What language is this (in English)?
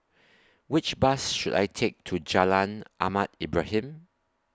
English